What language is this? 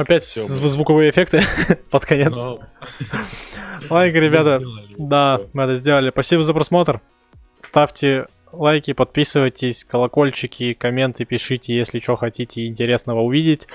Russian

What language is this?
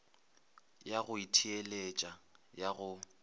Northern Sotho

